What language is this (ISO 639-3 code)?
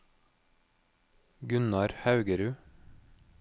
nor